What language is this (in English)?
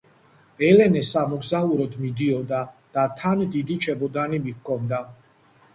Georgian